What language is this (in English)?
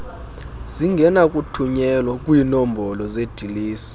Xhosa